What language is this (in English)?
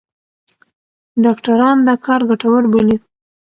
Pashto